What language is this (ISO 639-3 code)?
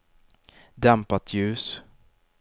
swe